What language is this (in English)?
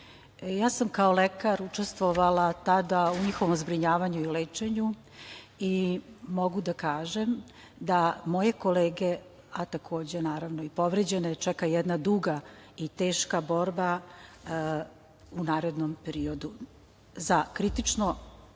Serbian